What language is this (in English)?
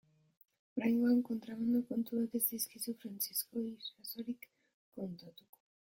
Basque